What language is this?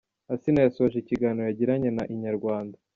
Kinyarwanda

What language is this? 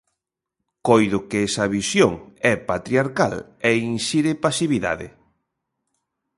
Galician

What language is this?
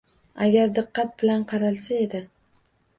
Uzbek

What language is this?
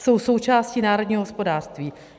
Czech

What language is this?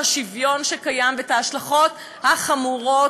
Hebrew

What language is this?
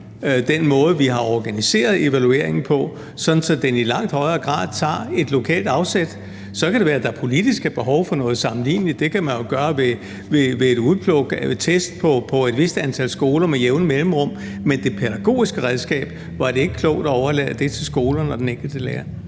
Danish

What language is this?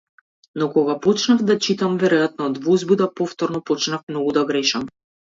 Macedonian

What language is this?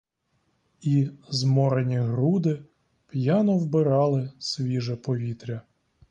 Ukrainian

